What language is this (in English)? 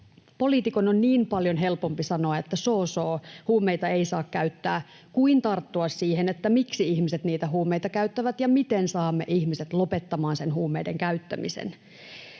Finnish